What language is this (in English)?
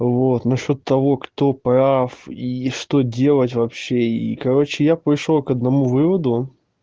Russian